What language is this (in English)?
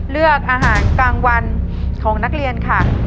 Thai